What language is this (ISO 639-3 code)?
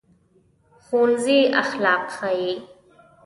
pus